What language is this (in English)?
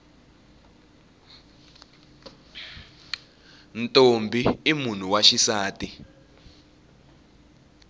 Tsonga